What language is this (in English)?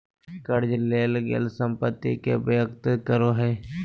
Magahi